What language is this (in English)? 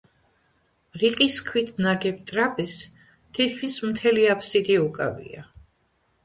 Georgian